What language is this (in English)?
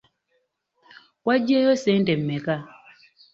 Ganda